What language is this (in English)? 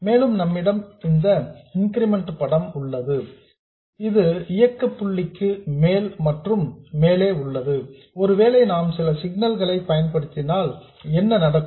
Tamil